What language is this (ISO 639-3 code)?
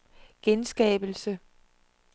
dan